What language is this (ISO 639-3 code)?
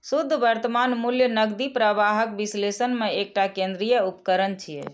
mai